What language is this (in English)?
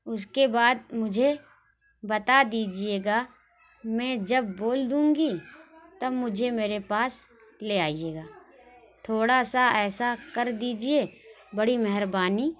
Urdu